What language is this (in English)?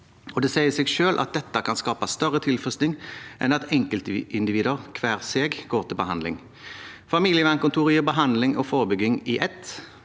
Norwegian